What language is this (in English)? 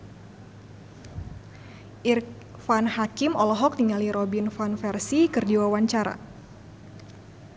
Sundanese